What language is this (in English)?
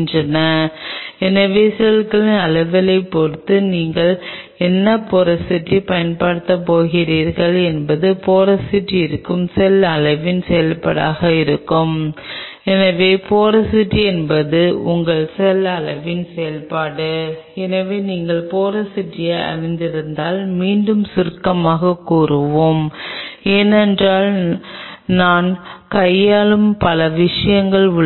Tamil